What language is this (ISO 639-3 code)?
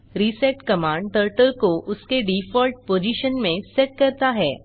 hin